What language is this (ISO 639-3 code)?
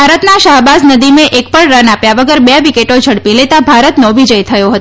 guj